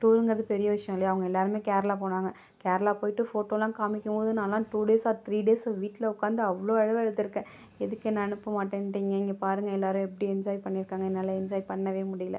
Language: Tamil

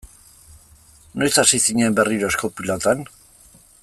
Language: Basque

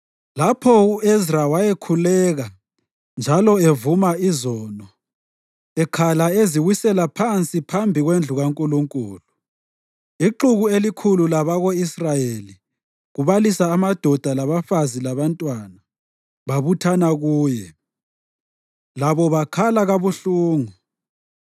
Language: North Ndebele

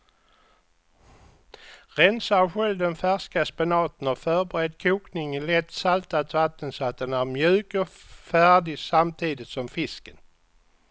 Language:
Swedish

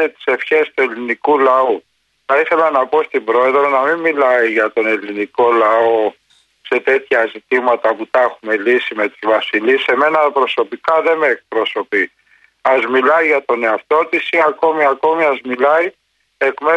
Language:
Greek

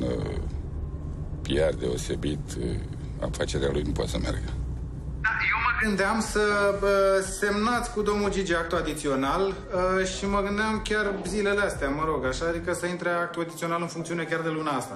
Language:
Romanian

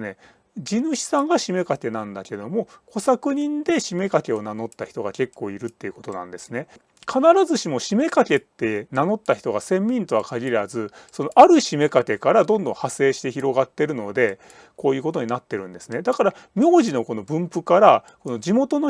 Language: Japanese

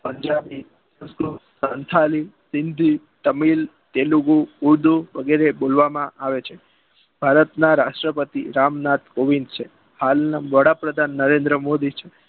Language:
Gujarati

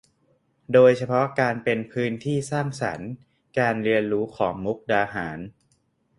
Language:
Thai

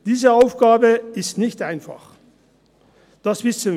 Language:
Swiss German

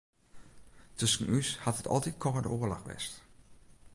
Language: Western Frisian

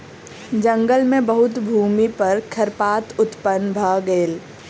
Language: Maithili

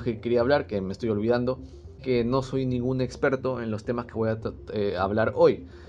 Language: Spanish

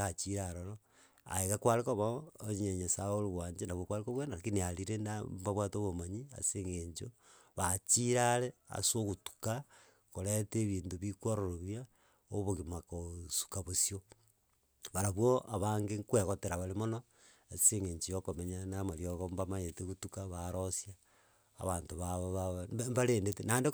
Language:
Gusii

